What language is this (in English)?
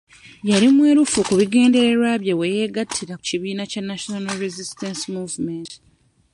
Ganda